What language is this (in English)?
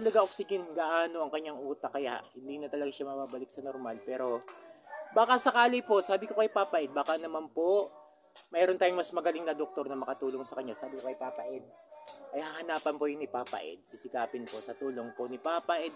Filipino